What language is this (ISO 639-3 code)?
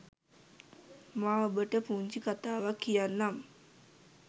sin